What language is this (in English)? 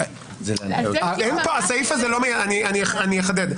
Hebrew